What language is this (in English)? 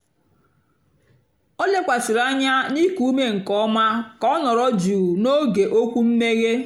Igbo